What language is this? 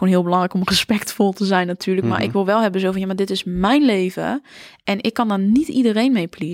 Dutch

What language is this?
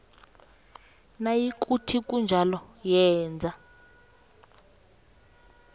South Ndebele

